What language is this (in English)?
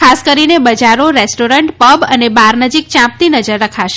Gujarati